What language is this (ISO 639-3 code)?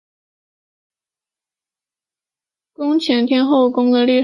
zho